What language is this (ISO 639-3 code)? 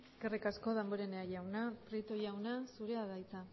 eus